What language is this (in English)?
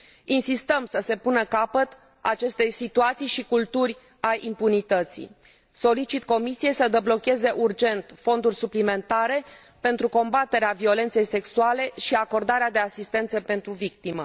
Romanian